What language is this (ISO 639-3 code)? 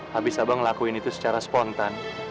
ind